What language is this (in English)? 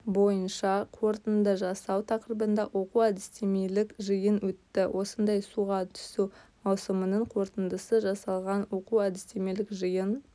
Kazakh